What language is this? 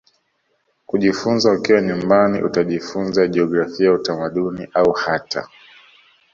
Swahili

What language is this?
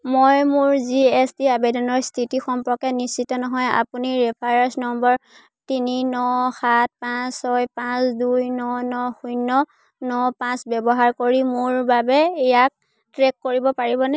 Assamese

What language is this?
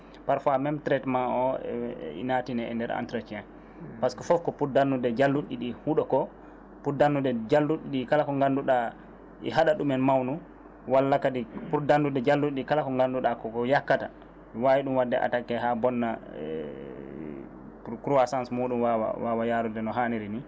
Fula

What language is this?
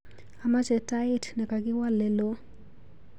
Kalenjin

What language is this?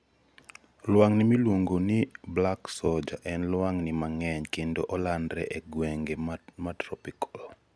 Luo (Kenya and Tanzania)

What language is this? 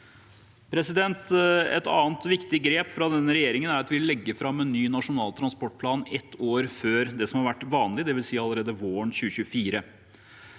Norwegian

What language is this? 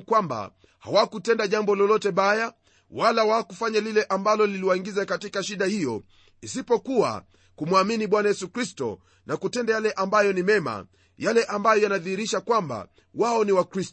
Swahili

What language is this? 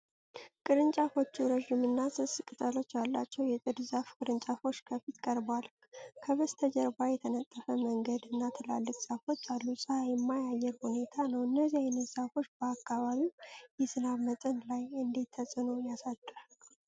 Amharic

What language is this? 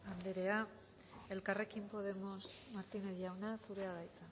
Basque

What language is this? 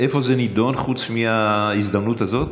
Hebrew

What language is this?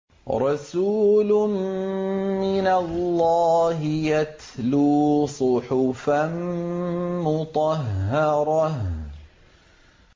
Arabic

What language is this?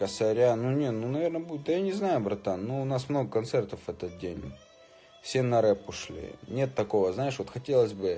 Russian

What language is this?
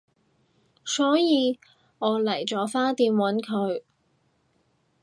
Cantonese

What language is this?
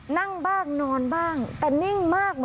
Thai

